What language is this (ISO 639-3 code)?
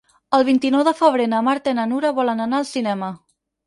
cat